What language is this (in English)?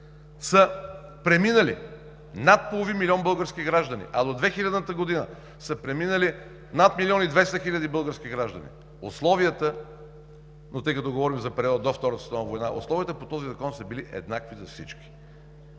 Bulgarian